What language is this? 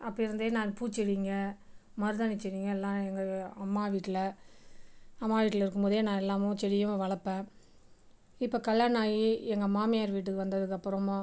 Tamil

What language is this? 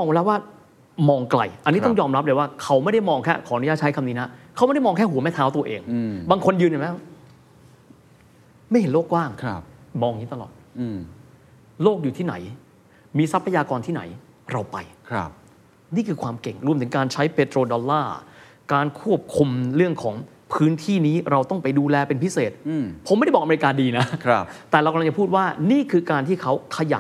Thai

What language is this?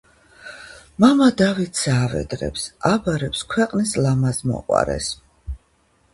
Georgian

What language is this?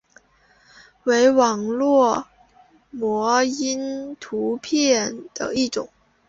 Chinese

